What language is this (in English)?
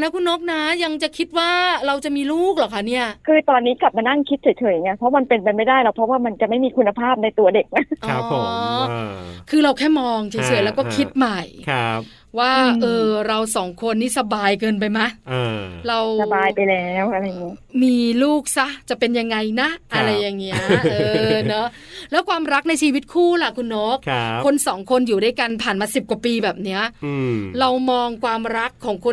Thai